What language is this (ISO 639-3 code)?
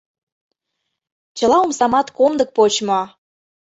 chm